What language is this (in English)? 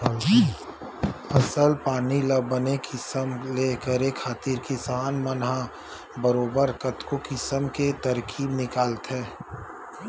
Chhattisgarhi